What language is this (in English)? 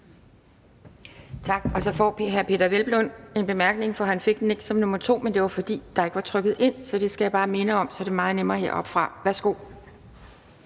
Danish